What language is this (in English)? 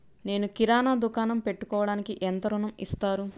Telugu